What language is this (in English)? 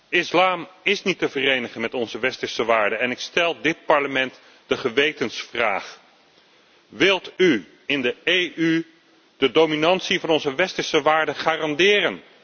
Dutch